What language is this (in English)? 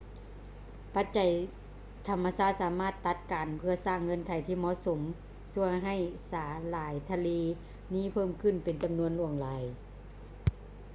Lao